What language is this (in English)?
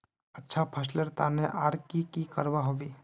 Magahi